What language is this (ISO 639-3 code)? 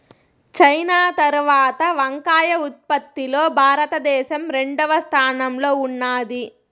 tel